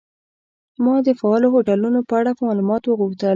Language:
Pashto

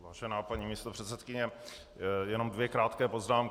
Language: Czech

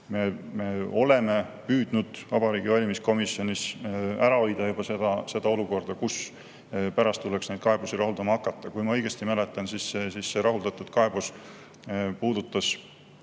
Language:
Estonian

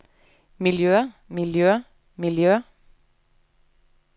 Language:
Norwegian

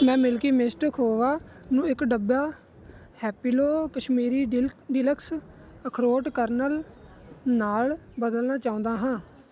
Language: Punjabi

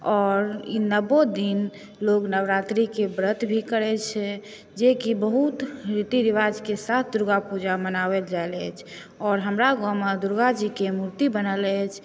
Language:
Maithili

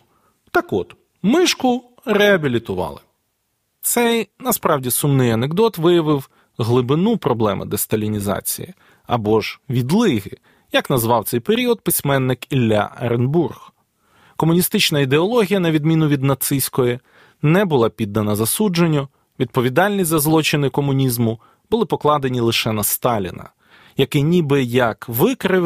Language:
Ukrainian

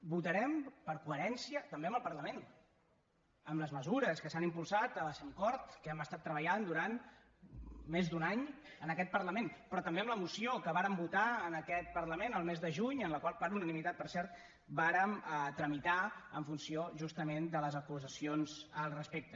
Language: Catalan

